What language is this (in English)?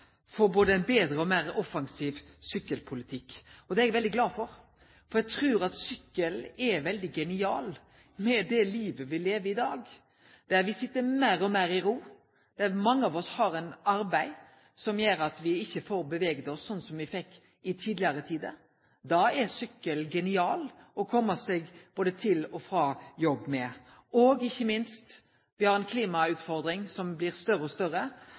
Norwegian Nynorsk